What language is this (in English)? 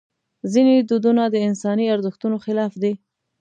Pashto